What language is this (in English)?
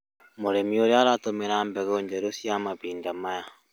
Kikuyu